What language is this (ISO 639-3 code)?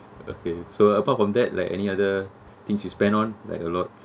eng